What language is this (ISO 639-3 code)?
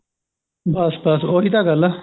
pan